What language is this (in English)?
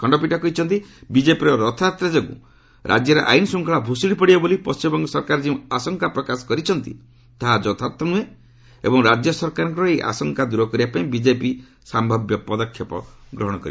Odia